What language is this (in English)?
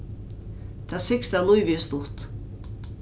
Faroese